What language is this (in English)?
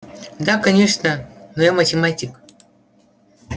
Russian